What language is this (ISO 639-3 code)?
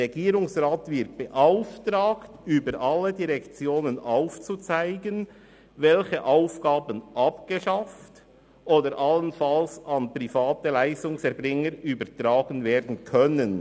gsw